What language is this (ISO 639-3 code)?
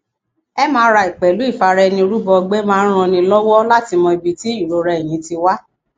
yor